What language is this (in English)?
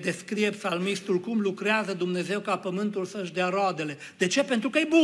Romanian